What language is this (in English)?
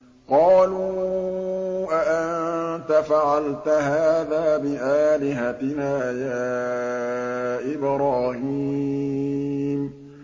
Arabic